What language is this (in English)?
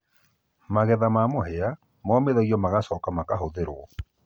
Kikuyu